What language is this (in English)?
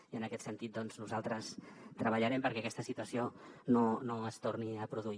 Catalan